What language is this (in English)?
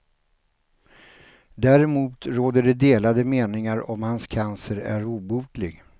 Swedish